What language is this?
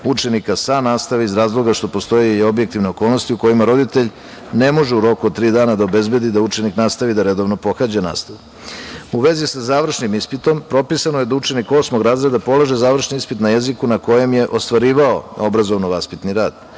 Serbian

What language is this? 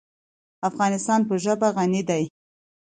Pashto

